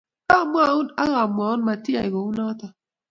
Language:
Kalenjin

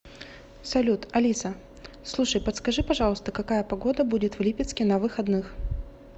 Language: Russian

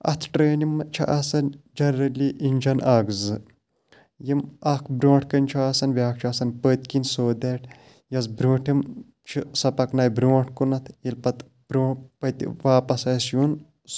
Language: Kashmiri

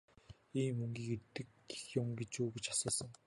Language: Mongolian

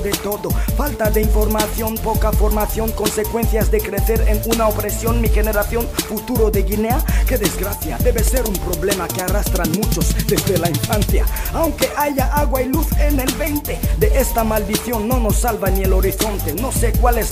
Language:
Spanish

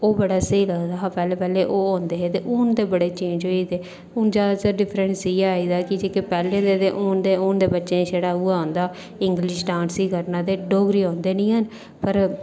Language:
Dogri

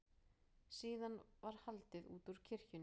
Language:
Icelandic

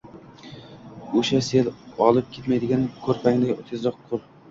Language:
Uzbek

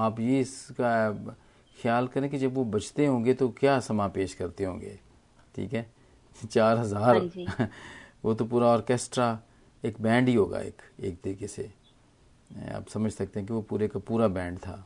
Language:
Hindi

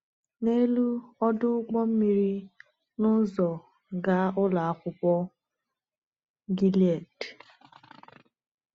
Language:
Igbo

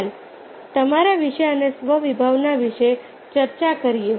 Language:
Gujarati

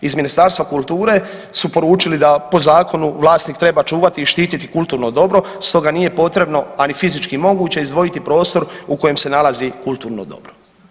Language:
Croatian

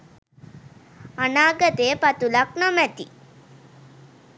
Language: Sinhala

